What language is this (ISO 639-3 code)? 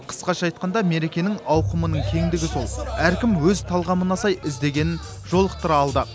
kaz